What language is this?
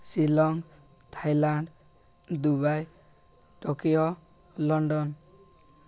Odia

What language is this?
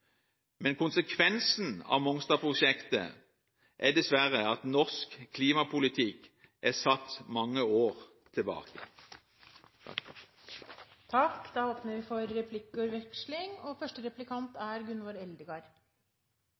Norwegian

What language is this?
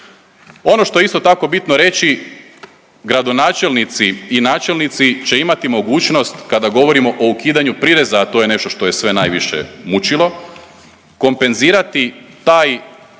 Croatian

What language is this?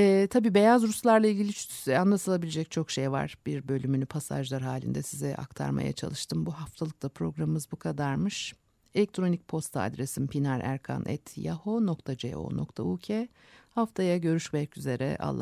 Turkish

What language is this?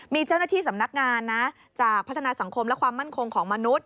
Thai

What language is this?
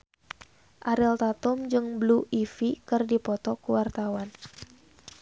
Sundanese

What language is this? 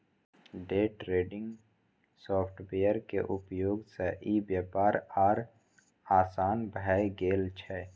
Maithili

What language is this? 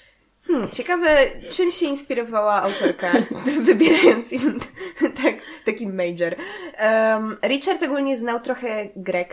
Polish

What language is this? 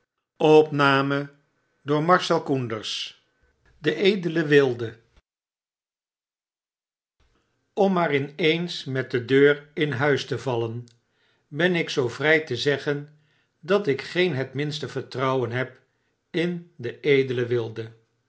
Dutch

